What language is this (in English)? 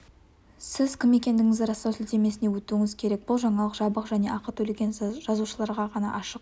Kazakh